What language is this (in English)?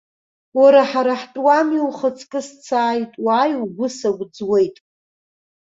Abkhazian